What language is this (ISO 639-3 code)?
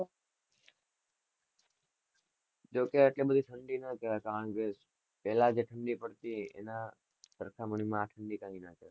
guj